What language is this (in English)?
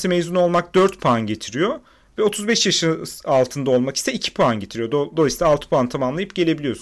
Turkish